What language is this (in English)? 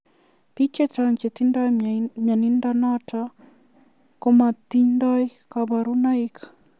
Kalenjin